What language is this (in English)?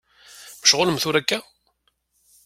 Kabyle